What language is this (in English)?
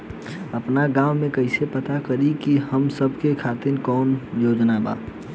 Bhojpuri